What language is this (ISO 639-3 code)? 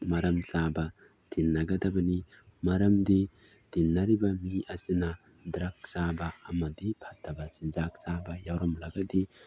mni